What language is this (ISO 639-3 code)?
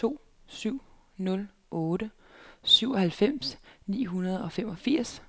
dan